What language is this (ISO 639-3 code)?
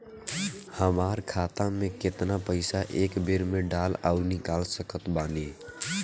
bho